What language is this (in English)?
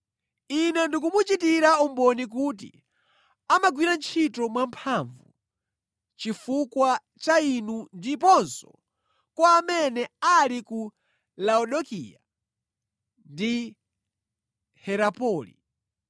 Nyanja